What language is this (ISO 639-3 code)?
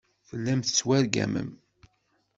kab